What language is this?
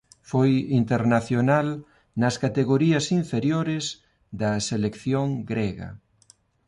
Galician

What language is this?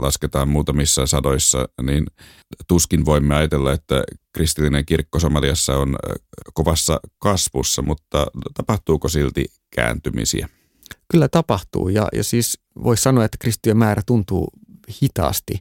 Finnish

